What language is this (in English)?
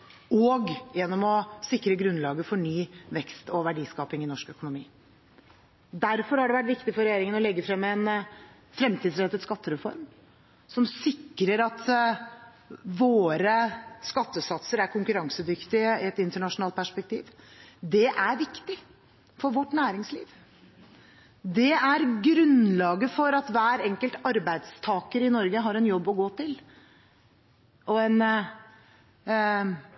Norwegian Bokmål